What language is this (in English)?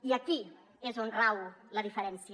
Catalan